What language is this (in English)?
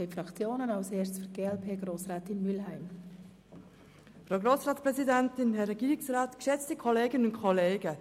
Swiss German